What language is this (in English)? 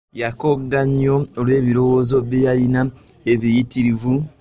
Ganda